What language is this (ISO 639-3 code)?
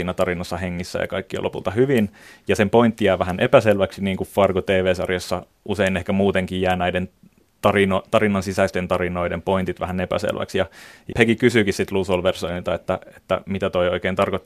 fin